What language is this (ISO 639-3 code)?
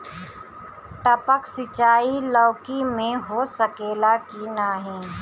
bho